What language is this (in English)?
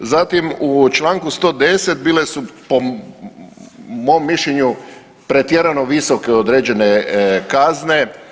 Croatian